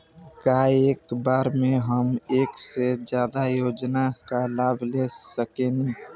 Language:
Bhojpuri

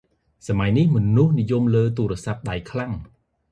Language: Khmer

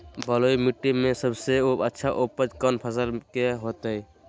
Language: Magahi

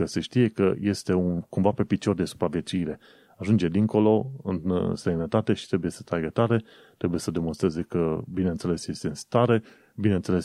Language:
Romanian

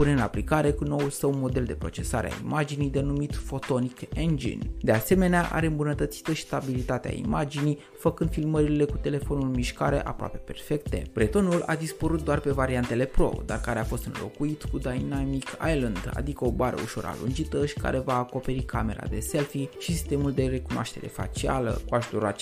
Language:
Romanian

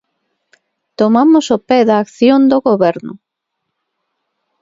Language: Galician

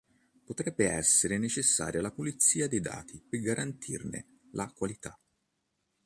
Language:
Italian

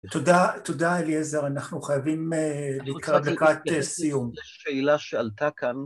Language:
Hebrew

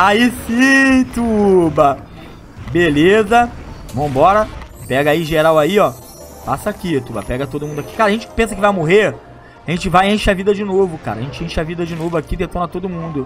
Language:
Portuguese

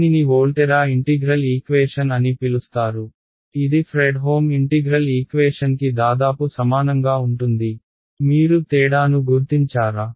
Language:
Telugu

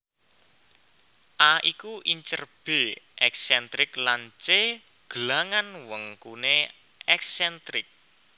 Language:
Javanese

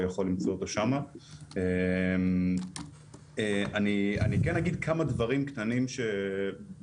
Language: Hebrew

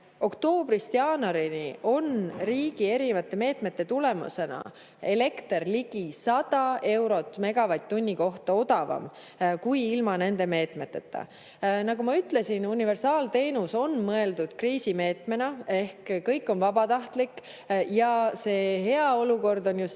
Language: Estonian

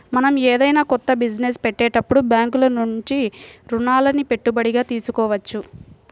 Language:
Telugu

